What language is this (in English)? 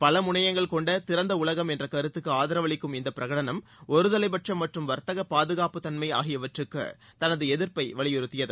Tamil